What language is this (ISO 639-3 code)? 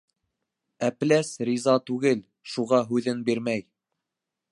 bak